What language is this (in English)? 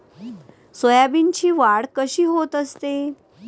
Marathi